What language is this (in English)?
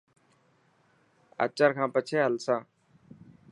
Dhatki